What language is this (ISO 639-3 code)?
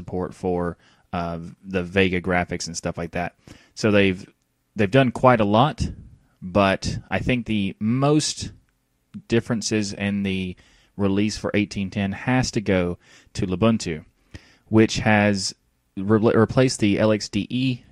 eng